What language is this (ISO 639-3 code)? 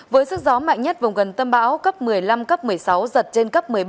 vie